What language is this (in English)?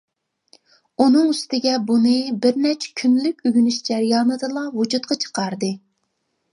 Uyghur